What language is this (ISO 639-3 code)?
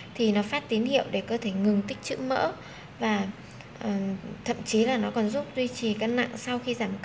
vie